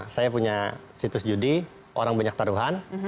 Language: Indonesian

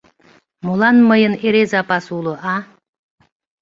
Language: Mari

